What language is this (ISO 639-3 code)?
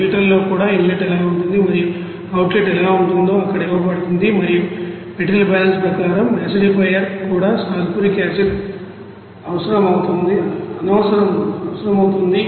tel